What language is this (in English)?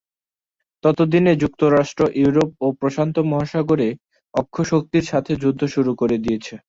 Bangla